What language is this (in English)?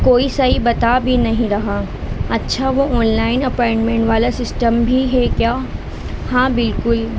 Urdu